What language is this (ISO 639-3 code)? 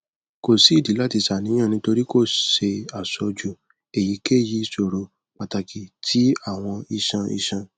yor